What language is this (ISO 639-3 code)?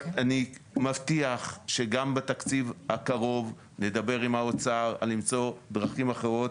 heb